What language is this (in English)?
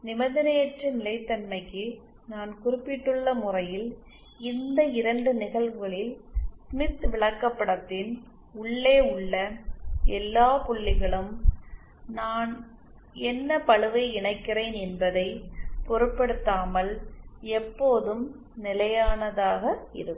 Tamil